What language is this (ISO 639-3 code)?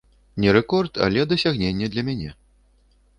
bel